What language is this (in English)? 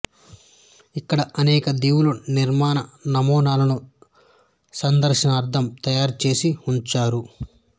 Telugu